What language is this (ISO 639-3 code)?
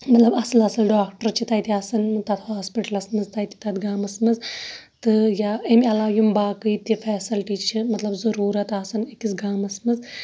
kas